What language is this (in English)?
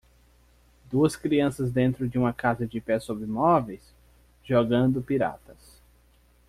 Portuguese